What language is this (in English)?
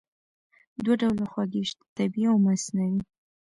Pashto